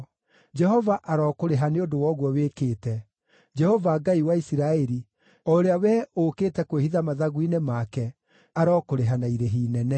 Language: Kikuyu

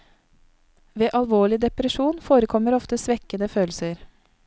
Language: Norwegian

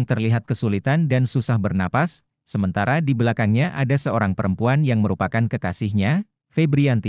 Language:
Indonesian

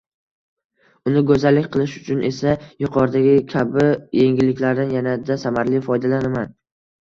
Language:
Uzbek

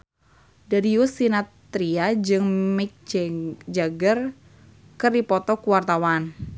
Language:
Sundanese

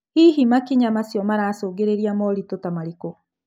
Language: Kikuyu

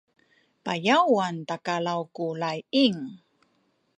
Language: Sakizaya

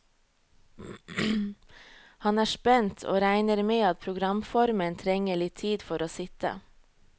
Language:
Norwegian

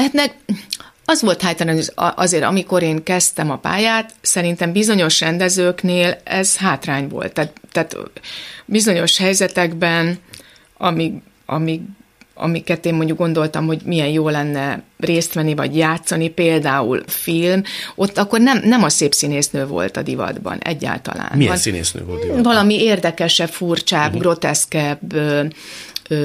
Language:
Hungarian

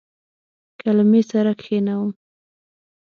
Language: Pashto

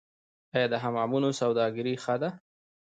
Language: Pashto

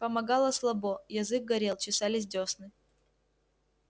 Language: Russian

